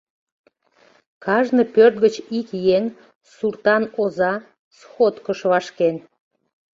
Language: Mari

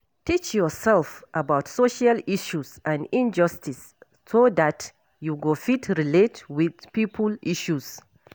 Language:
Nigerian Pidgin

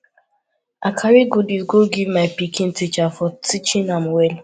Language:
Nigerian Pidgin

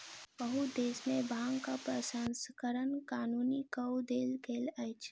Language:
Maithili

